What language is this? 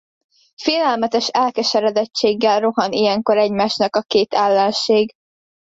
Hungarian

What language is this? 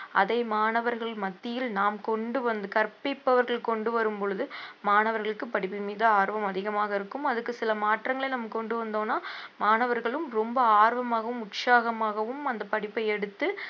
Tamil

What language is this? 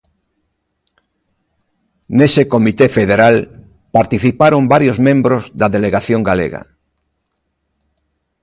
Galician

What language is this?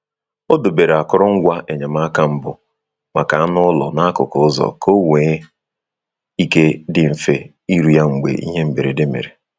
Igbo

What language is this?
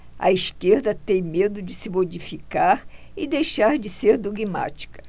Portuguese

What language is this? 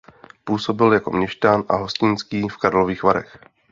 Czech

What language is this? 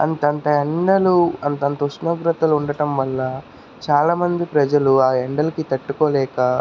Telugu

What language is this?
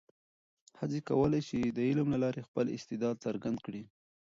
Pashto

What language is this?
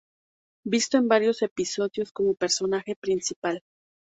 Spanish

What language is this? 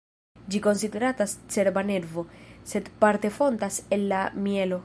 Esperanto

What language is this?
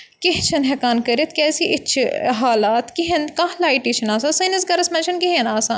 Kashmiri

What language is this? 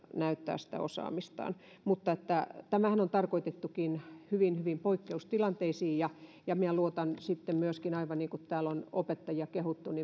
Finnish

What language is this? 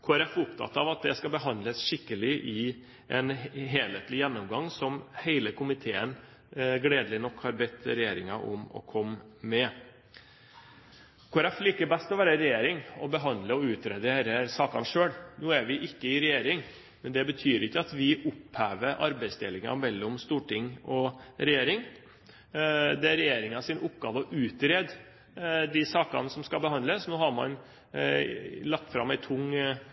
Norwegian Bokmål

